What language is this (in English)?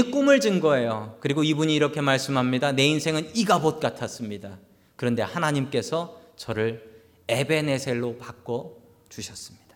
Korean